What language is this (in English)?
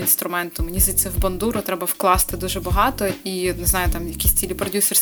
Ukrainian